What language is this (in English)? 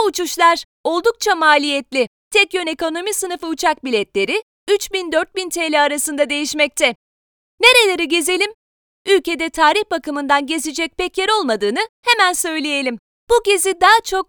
Turkish